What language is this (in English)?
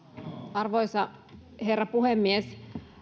Finnish